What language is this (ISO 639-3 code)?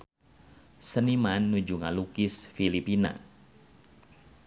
sun